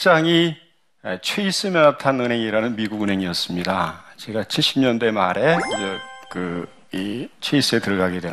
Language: Korean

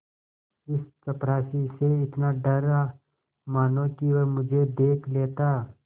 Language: Hindi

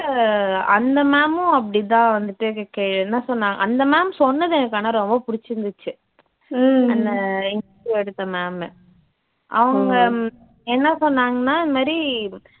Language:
Tamil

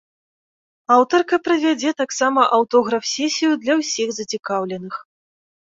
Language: Belarusian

